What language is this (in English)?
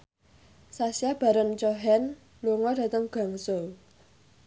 Javanese